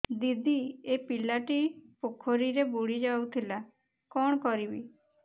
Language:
Odia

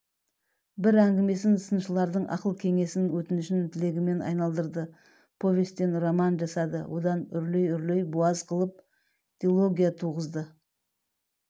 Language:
Kazakh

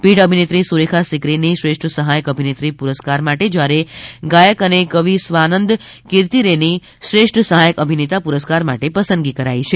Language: Gujarati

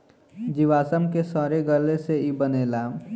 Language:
Bhojpuri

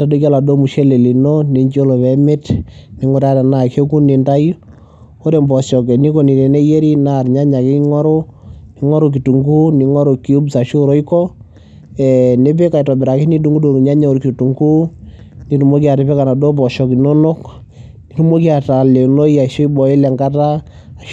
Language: Masai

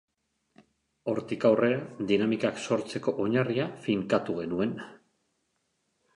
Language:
Basque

